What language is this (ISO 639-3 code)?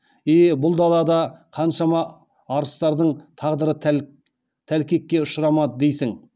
kaz